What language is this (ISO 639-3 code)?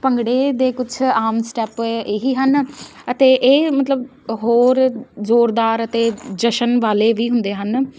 pan